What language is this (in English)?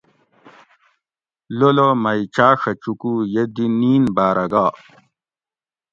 Gawri